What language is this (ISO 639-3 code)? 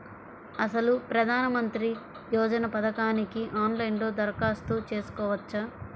tel